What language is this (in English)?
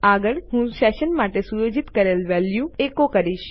Gujarati